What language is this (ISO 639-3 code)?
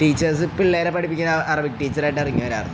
mal